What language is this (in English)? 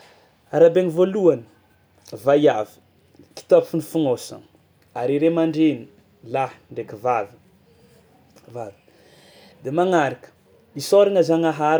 Tsimihety Malagasy